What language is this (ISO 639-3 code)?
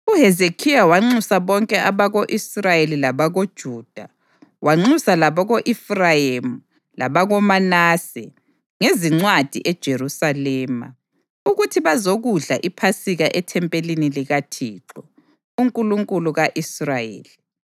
nde